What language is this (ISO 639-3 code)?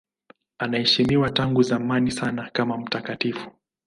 swa